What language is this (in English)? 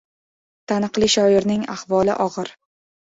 Uzbek